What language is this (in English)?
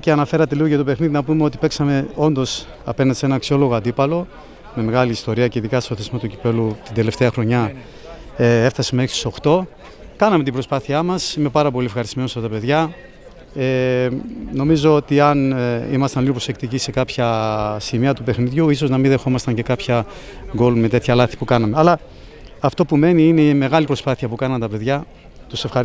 Greek